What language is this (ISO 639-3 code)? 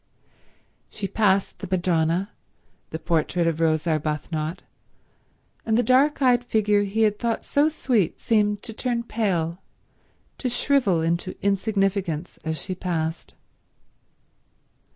eng